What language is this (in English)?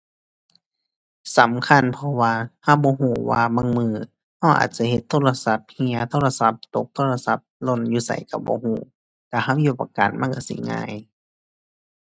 Thai